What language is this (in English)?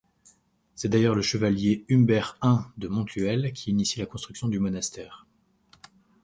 French